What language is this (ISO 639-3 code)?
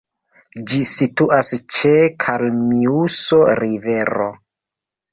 epo